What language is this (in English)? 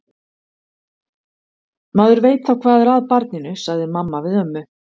Icelandic